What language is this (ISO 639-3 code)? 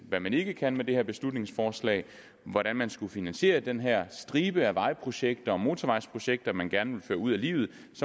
dan